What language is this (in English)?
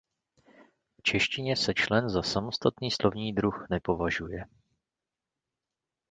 Czech